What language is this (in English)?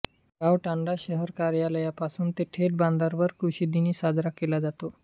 Marathi